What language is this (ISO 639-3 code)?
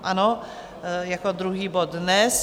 ces